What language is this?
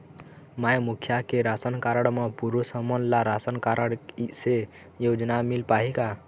Chhattisgarhi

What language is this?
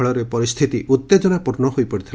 Odia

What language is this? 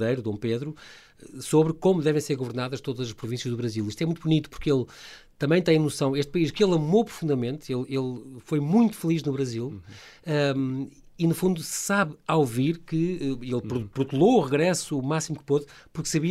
Portuguese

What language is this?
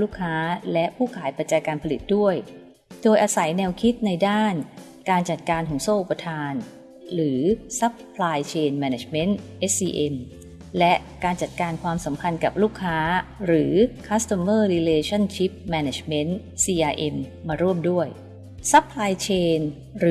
Thai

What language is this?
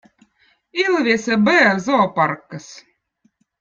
Votic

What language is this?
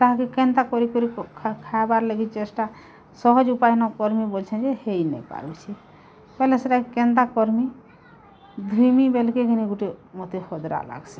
Odia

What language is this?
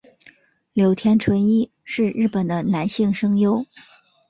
Chinese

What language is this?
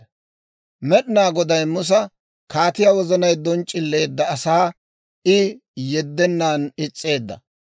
Dawro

